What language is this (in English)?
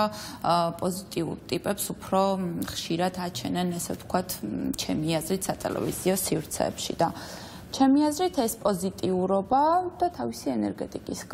Romanian